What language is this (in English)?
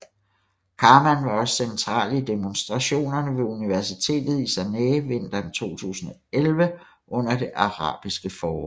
Danish